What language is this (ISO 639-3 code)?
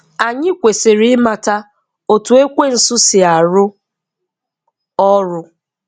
ibo